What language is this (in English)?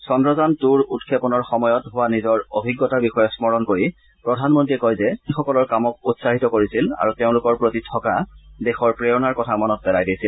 Assamese